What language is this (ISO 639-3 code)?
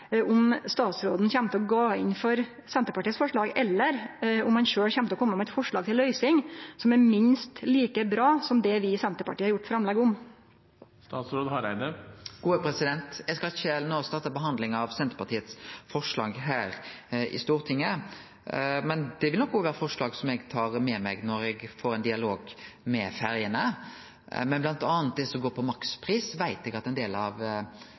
nno